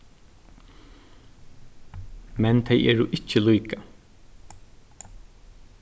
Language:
Faroese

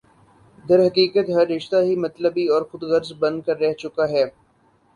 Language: Urdu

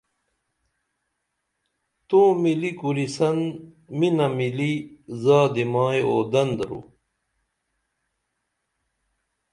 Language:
Dameli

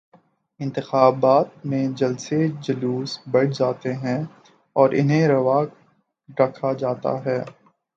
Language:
Urdu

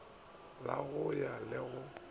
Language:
Northern Sotho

